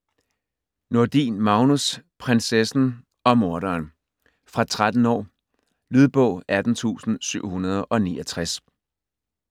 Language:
Danish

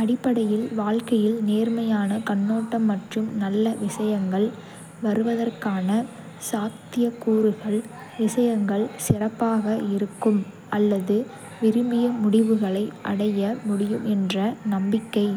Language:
Kota (India)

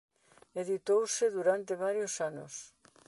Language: Galician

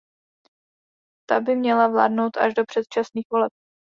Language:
Czech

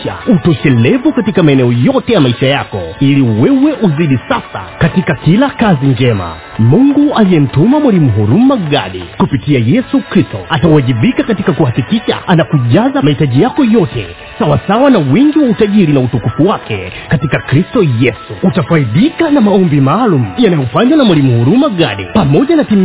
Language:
Swahili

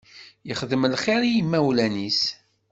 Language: Kabyle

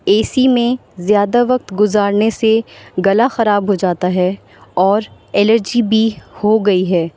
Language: Urdu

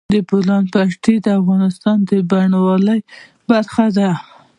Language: Pashto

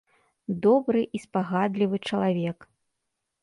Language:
Belarusian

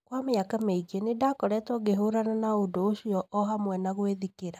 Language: Kikuyu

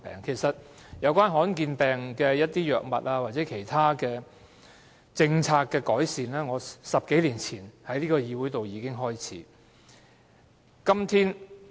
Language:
Cantonese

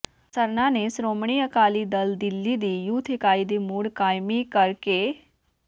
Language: Punjabi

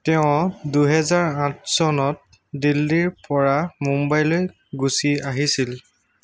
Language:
Assamese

